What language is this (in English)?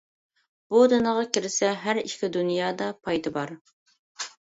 Uyghur